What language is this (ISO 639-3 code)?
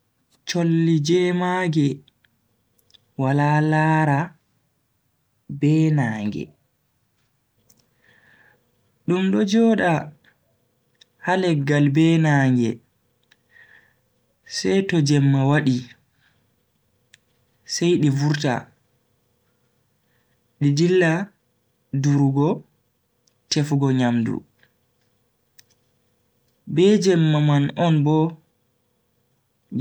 fui